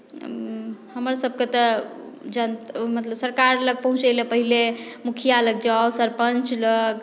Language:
Maithili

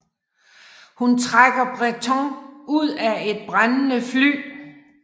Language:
Danish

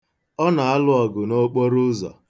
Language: Igbo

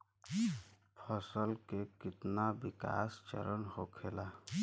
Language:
Bhojpuri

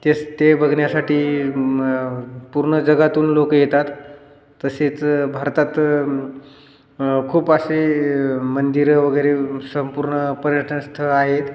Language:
Marathi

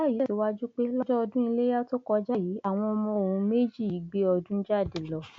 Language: Yoruba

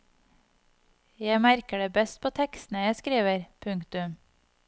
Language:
Norwegian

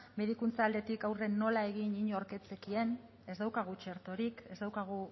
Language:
Basque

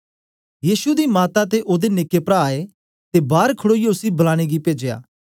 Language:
Dogri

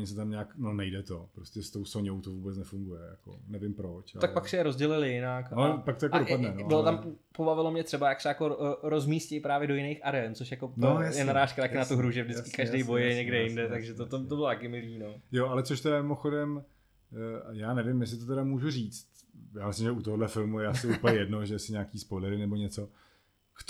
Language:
Czech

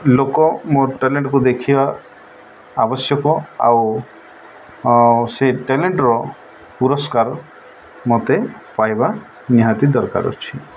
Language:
Odia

